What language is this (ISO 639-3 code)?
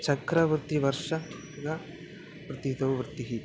san